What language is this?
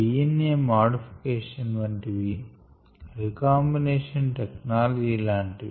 Telugu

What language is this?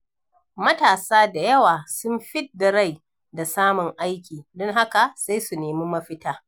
Hausa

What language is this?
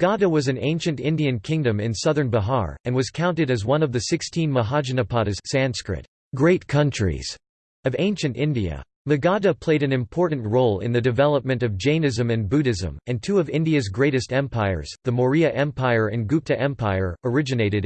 English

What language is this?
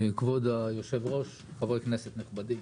Hebrew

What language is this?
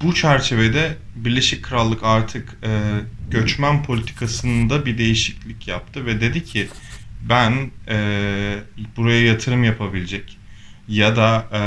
Turkish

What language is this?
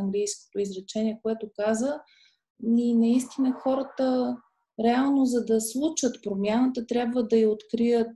Bulgarian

